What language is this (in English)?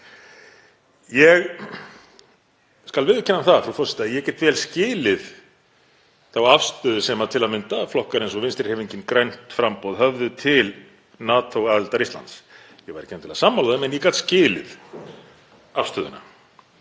Icelandic